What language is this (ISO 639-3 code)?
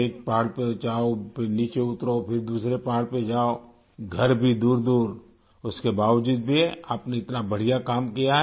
urd